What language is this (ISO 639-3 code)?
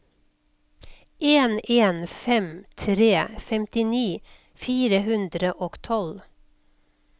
nor